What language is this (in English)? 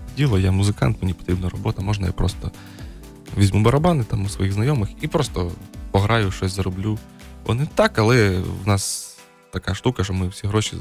Ukrainian